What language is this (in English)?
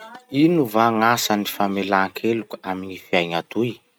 Masikoro Malagasy